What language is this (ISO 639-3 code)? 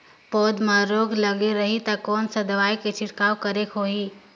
hne